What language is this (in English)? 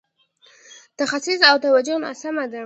Pashto